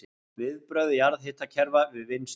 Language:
Icelandic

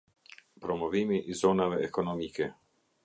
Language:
Albanian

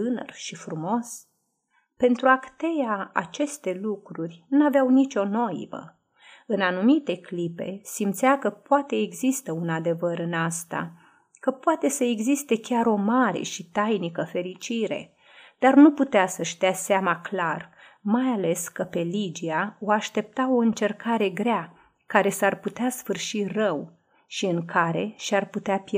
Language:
Romanian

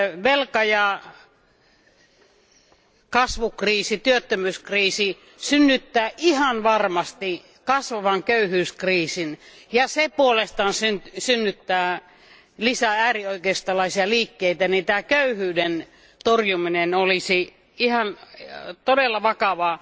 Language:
Finnish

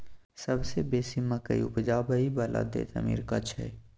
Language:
Maithili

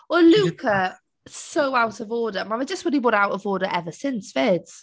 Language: Welsh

